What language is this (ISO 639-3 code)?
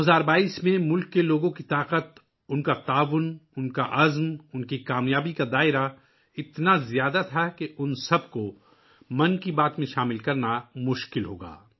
urd